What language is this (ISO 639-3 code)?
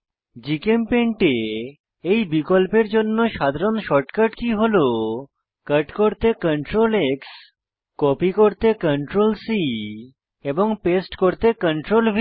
ben